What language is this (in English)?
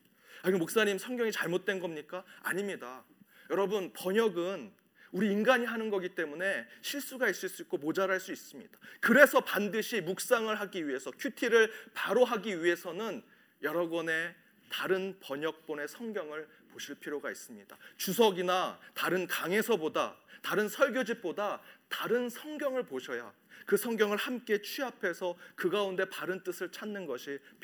Korean